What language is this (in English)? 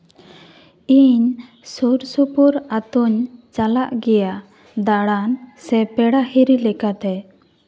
Santali